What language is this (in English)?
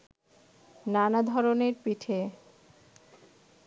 Bangla